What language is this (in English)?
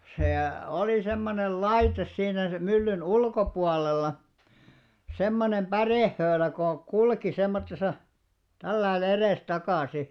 Finnish